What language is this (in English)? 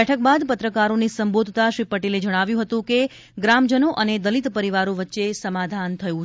Gujarati